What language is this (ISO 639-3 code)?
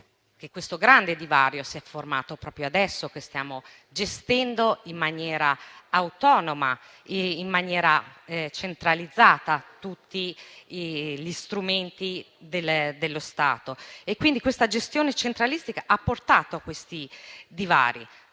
ita